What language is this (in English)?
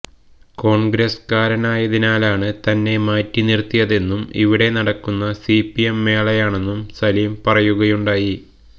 Malayalam